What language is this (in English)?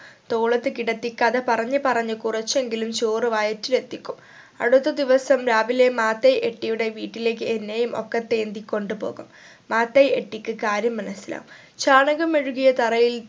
Malayalam